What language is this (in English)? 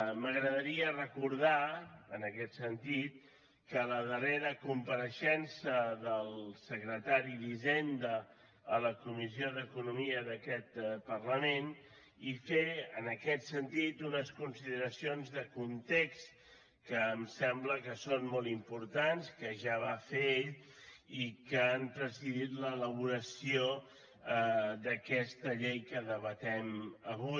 Catalan